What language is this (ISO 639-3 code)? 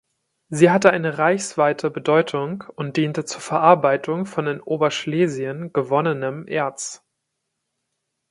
deu